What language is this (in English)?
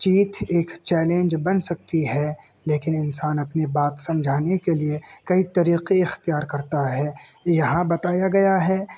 Urdu